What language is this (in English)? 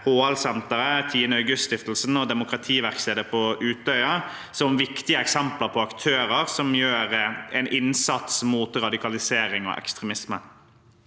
Norwegian